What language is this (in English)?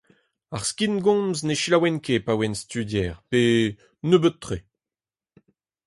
Breton